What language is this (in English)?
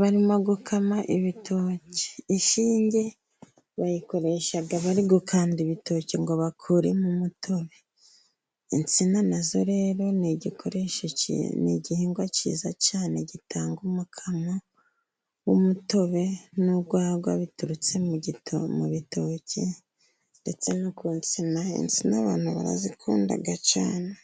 Kinyarwanda